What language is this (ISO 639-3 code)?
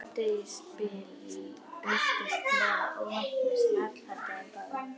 isl